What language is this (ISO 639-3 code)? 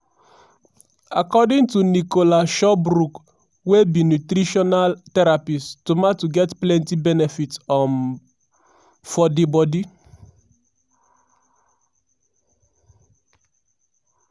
pcm